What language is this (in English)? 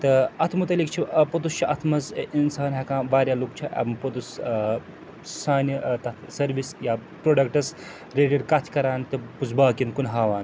Kashmiri